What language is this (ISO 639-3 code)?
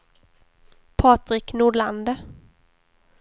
swe